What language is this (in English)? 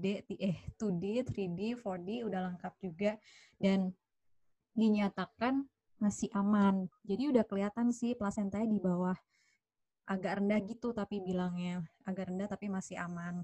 Indonesian